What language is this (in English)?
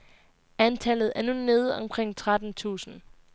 Danish